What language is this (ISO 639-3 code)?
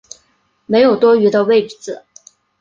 zho